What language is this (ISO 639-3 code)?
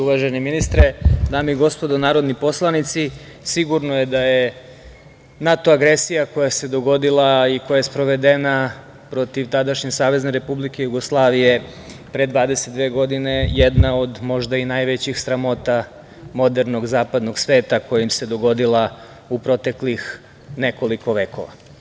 srp